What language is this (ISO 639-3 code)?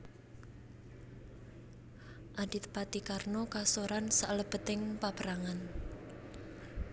jav